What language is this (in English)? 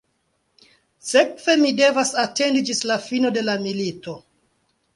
Esperanto